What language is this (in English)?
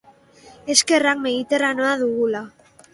Basque